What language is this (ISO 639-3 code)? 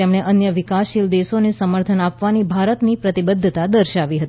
guj